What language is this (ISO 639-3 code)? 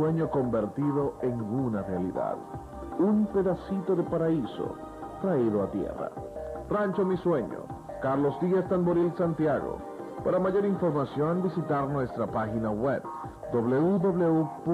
spa